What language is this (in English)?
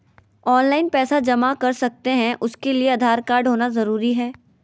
Magahi